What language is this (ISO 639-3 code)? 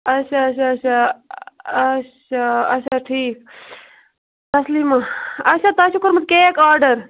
kas